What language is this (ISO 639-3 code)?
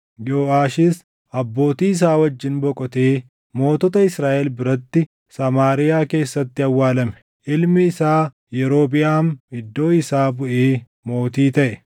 orm